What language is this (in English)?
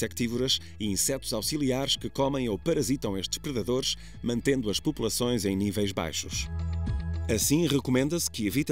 Portuguese